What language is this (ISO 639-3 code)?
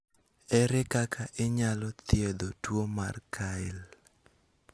luo